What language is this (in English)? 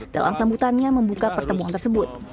Indonesian